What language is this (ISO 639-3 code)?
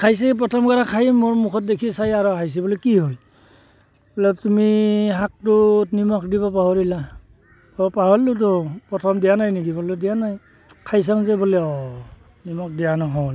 asm